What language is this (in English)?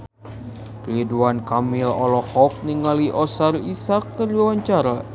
Sundanese